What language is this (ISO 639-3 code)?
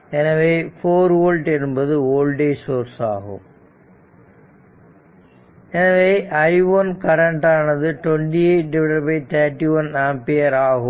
tam